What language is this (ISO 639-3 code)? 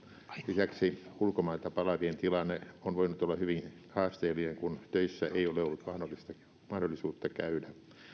fin